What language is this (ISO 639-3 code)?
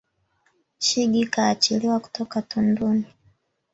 swa